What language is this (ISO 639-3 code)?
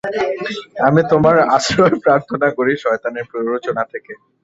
ben